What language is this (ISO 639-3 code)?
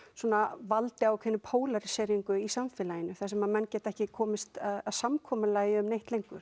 isl